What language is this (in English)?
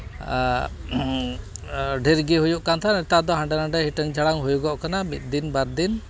Santali